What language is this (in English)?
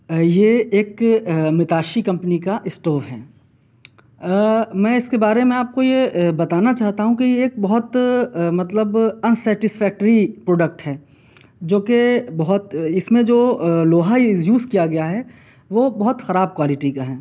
Urdu